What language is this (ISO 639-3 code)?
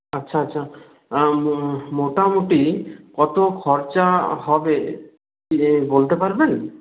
ben